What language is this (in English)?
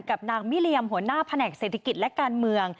Thai